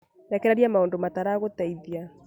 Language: Kikuyu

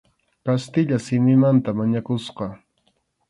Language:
Arequipa-La Unión Quechua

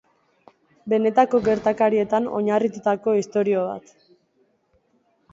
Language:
Basque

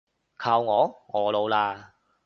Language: Cantonese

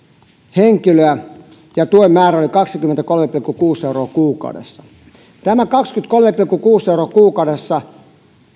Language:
Finnish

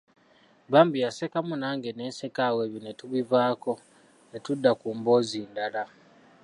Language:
Ganda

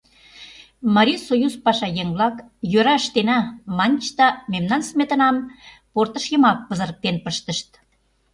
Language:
Mari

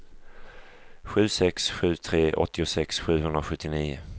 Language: Swedish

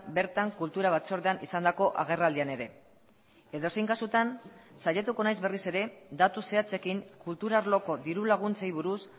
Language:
Basque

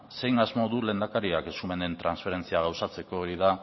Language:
Basque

